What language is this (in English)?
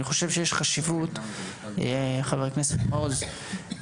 Hebrew